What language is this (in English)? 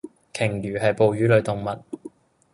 Cantonese